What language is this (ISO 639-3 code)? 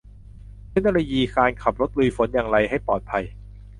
tha